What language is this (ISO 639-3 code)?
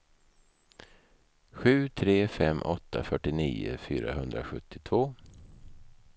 swe